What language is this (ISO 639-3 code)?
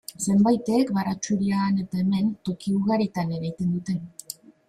eus